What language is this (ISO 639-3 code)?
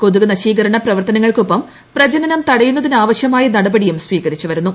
mal